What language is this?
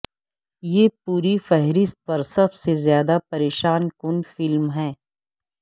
Urdu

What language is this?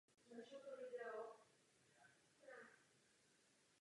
Czech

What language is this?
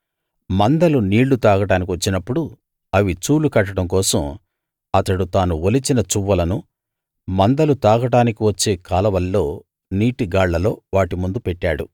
Telugu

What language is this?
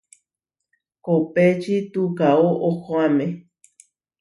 Huarijio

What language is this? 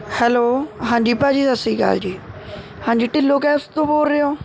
Punjabi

